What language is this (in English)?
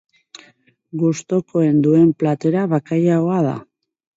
Basque